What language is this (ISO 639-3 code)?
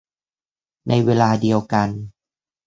tha